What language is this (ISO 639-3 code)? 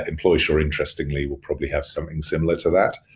eng